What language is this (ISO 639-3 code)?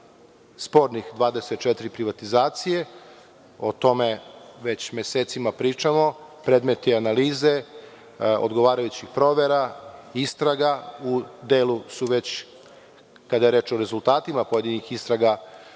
srp